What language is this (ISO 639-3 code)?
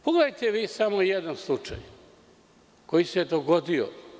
srp